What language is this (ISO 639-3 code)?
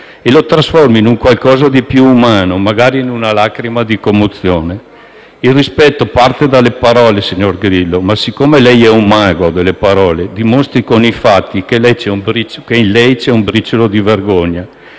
ita